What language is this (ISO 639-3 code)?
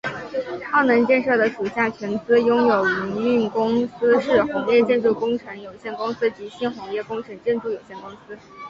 zho